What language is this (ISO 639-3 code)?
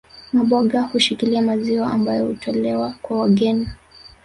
swa